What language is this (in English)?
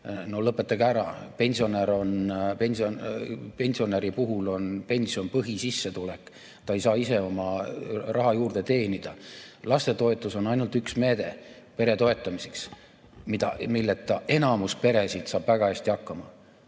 Estonian